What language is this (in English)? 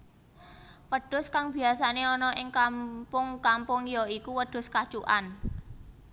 Javanese